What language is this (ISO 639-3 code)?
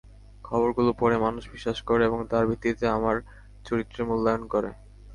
ben